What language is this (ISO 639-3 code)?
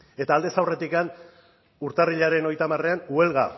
eus